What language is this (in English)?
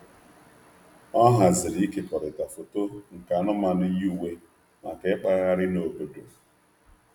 Igbo